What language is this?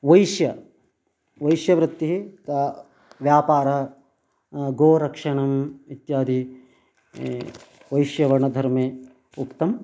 Sanskrit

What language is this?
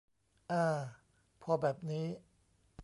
Thai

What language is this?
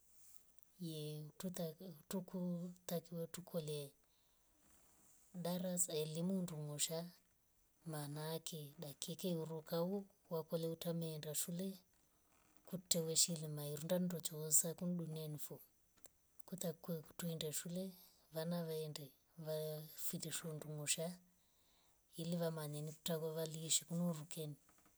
Rombo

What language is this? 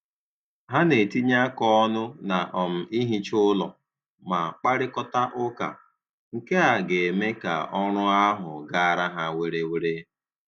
Igbo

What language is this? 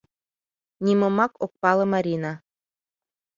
Mari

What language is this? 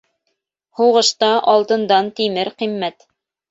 Bashkir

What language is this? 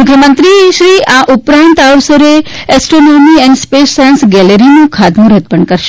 Gujarati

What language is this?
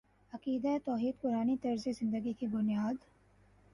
Urdu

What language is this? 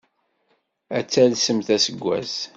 Kabyle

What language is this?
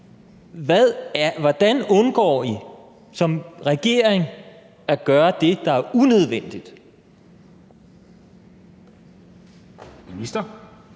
Danish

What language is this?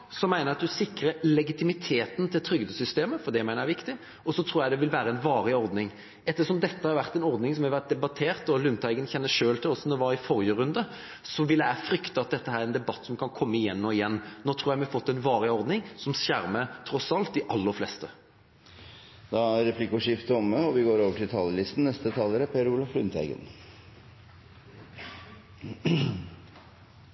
Norwegian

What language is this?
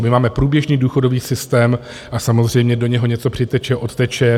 Czech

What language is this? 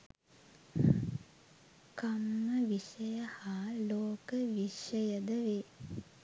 Sinhala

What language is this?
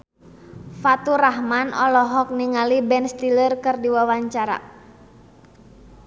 Sundanese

